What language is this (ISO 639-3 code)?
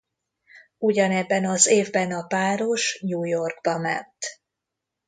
hun